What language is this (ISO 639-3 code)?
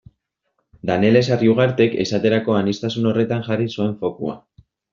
eus